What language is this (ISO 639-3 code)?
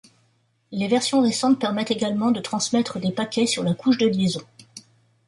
fra